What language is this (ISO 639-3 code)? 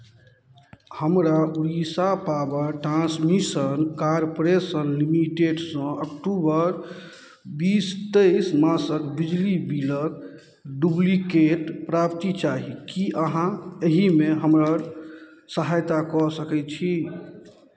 mai